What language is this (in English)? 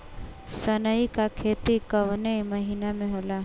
Bhojpuri